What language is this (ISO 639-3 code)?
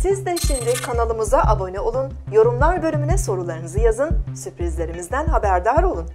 tur